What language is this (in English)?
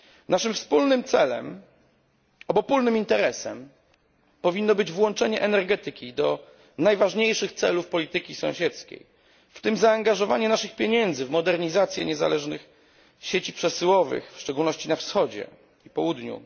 Polish